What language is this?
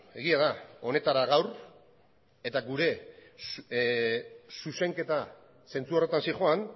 Basque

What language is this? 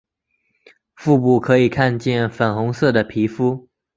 Chinese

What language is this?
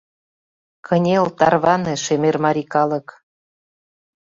Mari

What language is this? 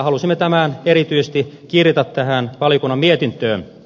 Finnish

